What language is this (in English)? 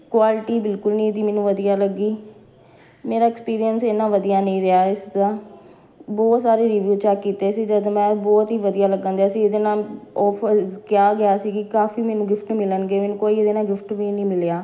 Punjabi